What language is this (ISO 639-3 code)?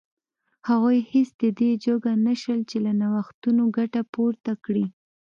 pus